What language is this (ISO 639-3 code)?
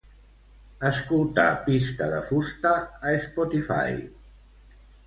cat